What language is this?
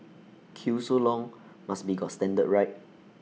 English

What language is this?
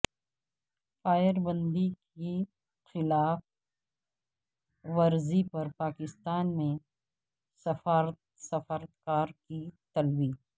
Urdu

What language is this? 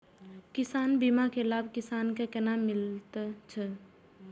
Maithili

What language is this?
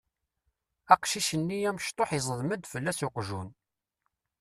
Kabyle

